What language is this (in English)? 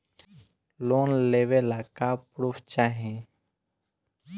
Bhojpuri